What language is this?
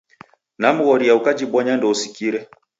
Taita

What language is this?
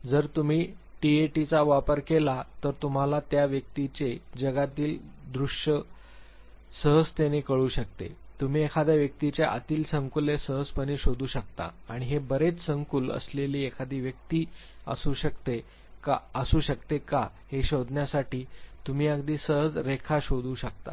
Marathi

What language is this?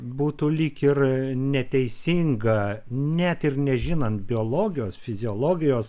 Lithuanian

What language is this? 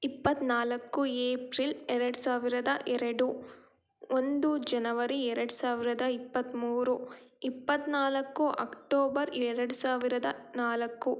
Kannada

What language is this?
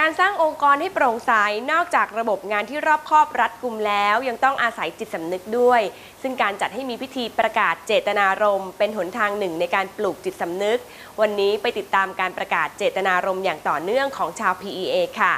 Thai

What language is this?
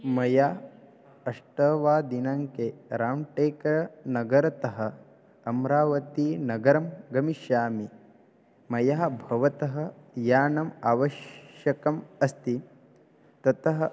Sanskrit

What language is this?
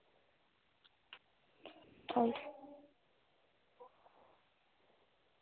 Dogri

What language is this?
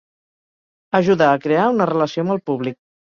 Catalan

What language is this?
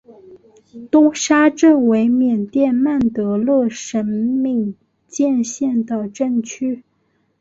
Chinese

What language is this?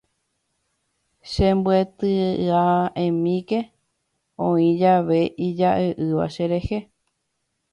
Guarani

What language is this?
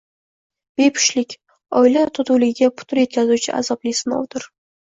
Uzbek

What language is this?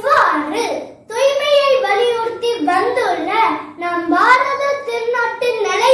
Tamil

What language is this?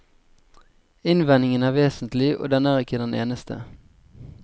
Norwegian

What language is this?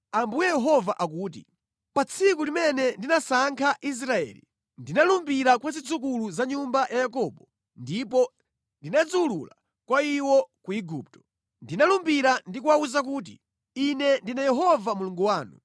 Nyanja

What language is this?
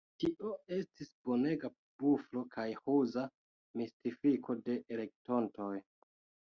Esperanto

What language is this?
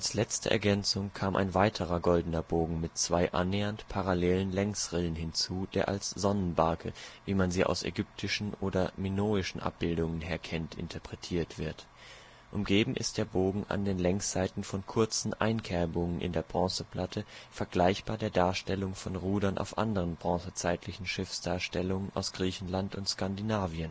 German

